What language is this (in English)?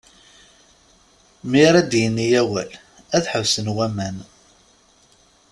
Kabyle